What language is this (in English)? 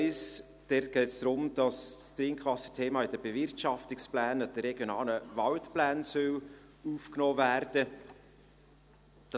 Swiss German